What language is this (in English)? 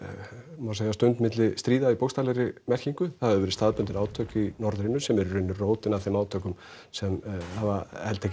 Icelandic